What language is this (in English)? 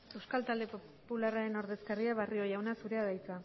Basque